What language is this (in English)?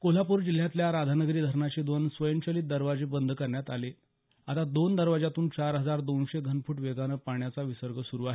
Marathi